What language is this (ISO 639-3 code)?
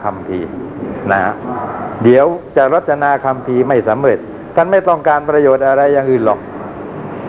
tha